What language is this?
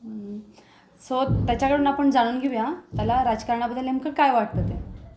Marathi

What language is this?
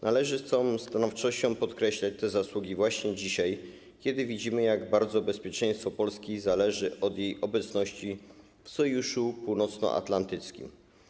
Polish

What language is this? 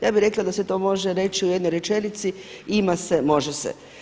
Croatian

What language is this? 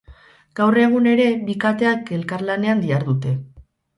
Basque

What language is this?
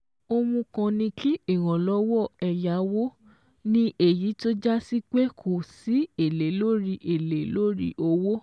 Yoruba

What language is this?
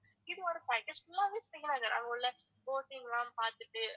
Tamil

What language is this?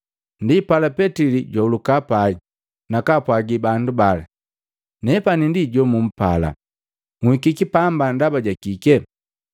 Matengo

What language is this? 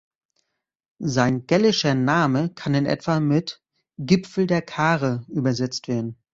German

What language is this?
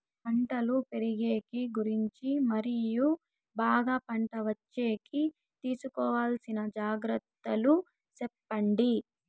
Telugu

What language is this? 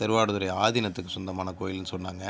Tamil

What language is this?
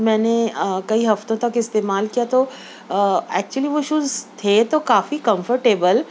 Urdu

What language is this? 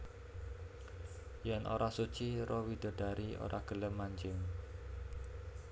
Javanese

